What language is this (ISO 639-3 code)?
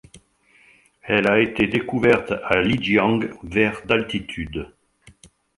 fra